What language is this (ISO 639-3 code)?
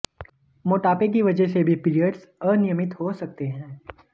hin